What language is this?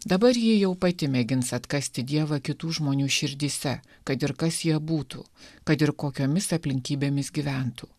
Lithuanian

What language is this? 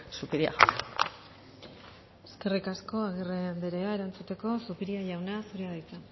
Basque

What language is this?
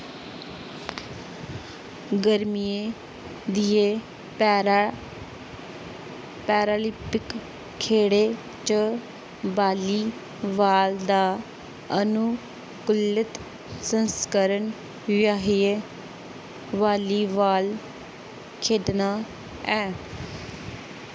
Dogri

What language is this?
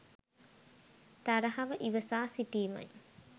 Sinhala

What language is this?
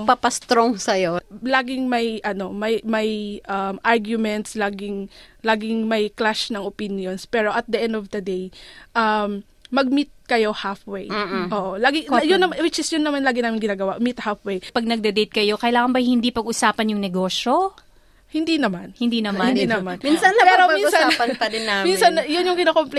Filipino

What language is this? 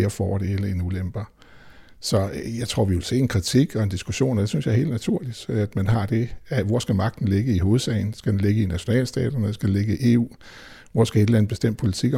Danish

